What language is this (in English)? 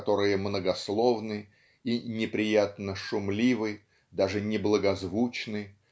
Russian